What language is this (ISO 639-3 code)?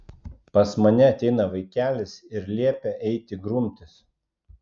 lit